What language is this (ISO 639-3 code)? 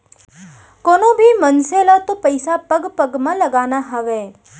hne